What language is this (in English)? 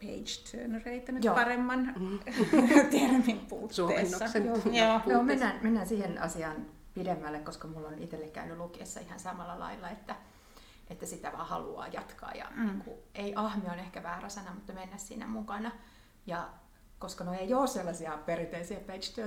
Finnish